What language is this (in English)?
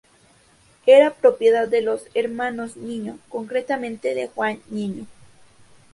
Spanish